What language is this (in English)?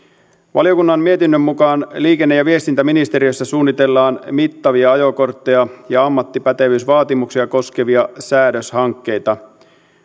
Finnish